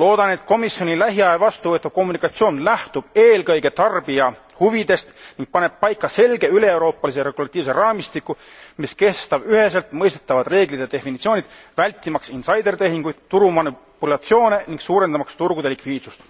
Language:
Estonian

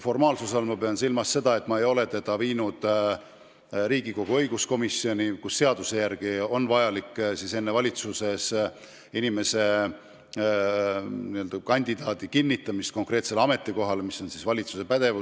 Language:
Estonian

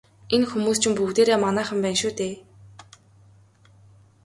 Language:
Mongolian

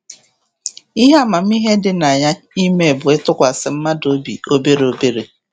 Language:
Igbo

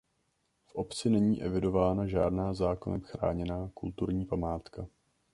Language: Czech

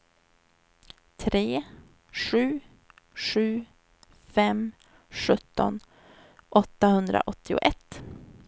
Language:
Swedish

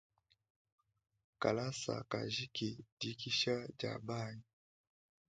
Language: Luba-Lulua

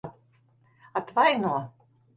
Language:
Latvian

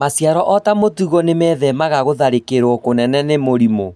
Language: Kikuyu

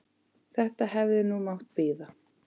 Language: Icelandic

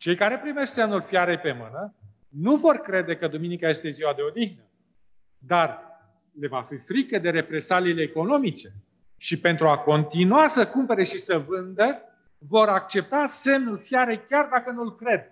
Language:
Romanian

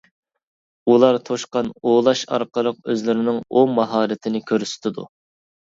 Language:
Uyghur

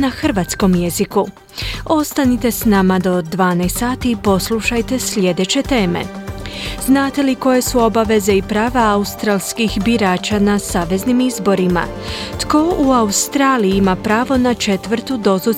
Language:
Croatian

